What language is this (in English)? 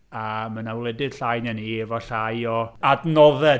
Welsh